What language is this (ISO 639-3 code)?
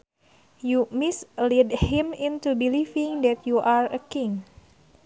sun